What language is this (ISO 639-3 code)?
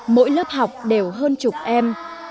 vie